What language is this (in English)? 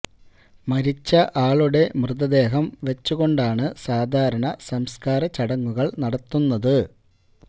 Malayalam